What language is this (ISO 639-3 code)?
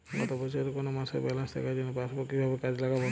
ben